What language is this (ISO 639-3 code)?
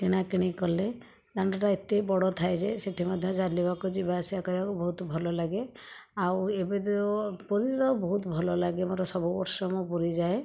ori